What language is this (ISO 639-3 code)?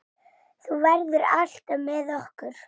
isl